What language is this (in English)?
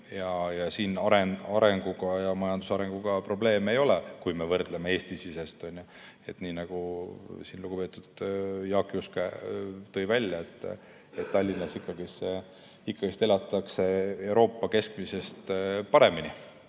Estonian